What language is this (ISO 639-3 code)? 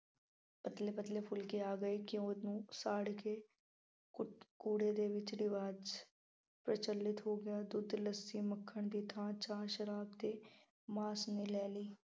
pan